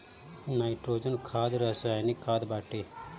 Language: Bhojpuri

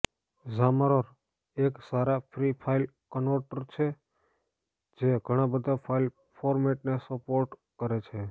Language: Gujarati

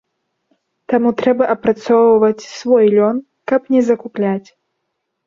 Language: Belarusian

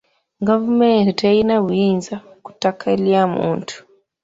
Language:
Ganda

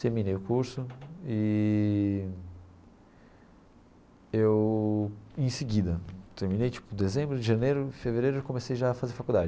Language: Portuguese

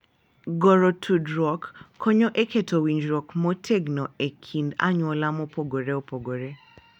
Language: Luo (Kenya and Tanzania)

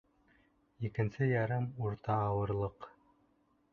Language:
Bashkir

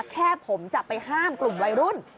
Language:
Thai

